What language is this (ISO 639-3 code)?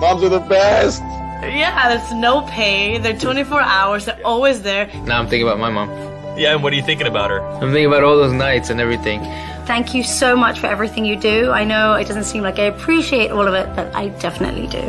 spa